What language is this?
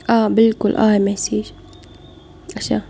Kashmiri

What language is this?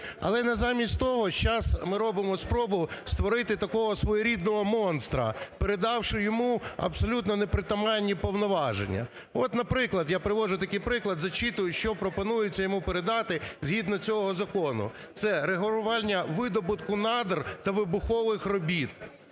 Ukrainian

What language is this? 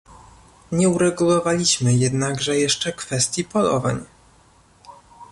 Polish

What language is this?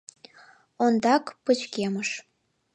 Mari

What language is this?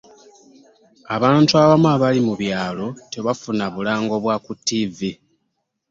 Ganda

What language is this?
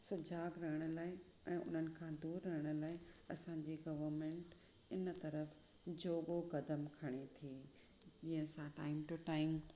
Sindhi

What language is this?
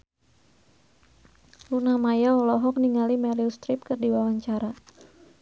Sundanese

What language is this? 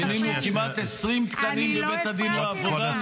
Hebrew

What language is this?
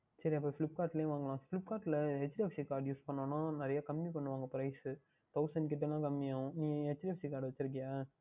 Tamil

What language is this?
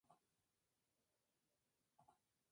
Spanish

